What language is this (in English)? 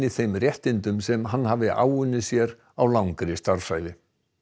Icelandic